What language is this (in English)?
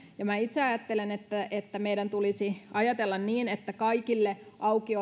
Finnish